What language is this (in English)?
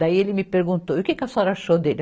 Portuguese